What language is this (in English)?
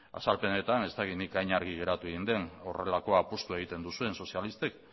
Basque